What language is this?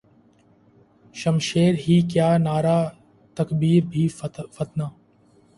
Urdu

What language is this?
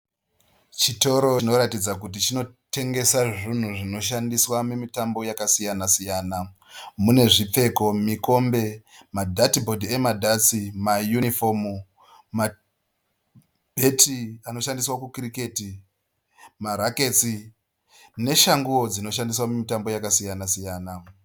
Shona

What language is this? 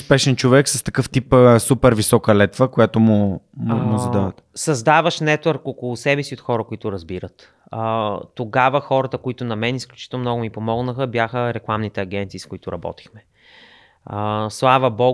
Bulgarian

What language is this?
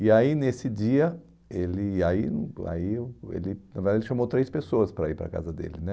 Portuguese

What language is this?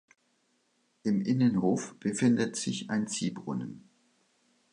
German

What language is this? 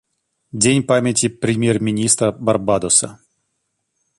Russian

